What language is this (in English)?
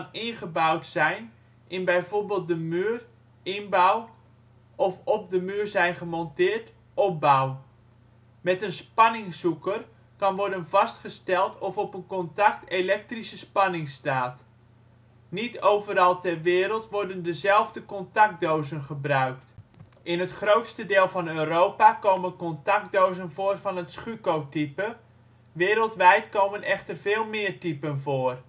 Dutch